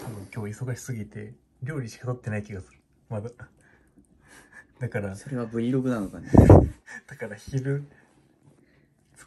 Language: Japanese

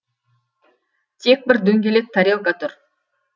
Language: Kazakh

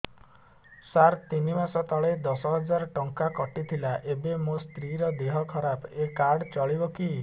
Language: Odia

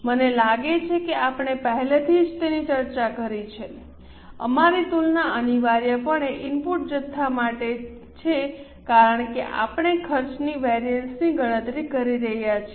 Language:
Gujarati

